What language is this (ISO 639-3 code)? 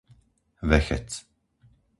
slk